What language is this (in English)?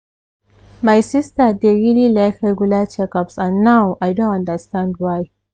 Nigerian Pidgin